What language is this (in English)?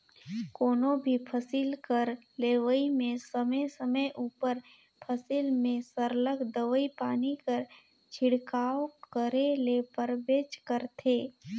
Chhattisgarhi